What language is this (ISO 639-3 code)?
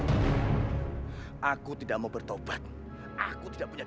ind